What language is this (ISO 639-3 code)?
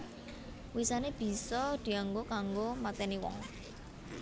jav